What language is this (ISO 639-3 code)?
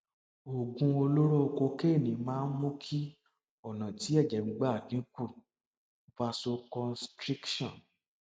yor